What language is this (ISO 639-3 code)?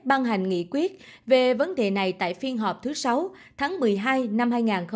vie